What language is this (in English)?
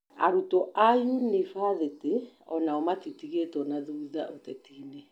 Kikuyu